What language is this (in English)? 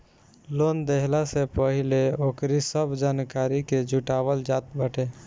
Bhojpuri